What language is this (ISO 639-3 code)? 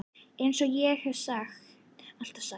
isl